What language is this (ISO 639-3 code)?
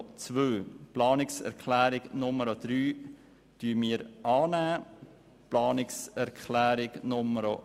gsw